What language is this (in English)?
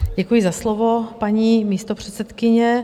Czech